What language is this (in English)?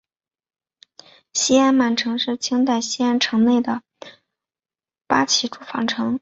Chinese